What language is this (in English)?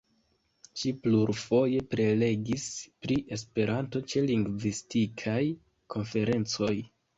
Esperanto